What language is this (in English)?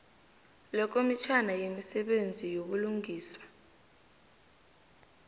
South Ndebele